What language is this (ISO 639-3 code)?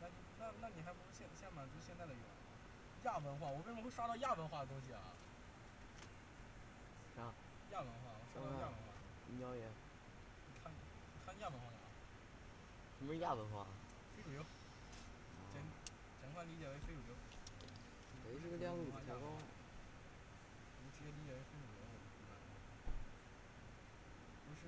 zho